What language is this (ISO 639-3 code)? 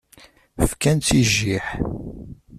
kab